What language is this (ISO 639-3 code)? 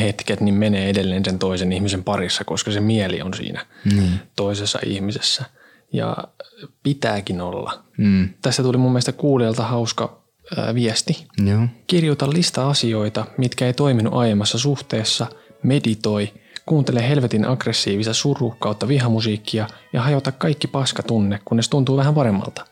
fin